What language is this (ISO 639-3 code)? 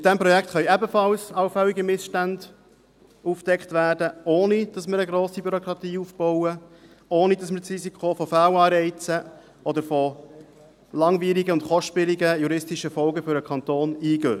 gsw